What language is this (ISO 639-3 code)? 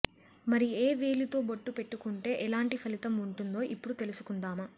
tel